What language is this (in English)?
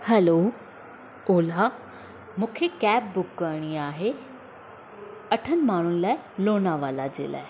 Sindhi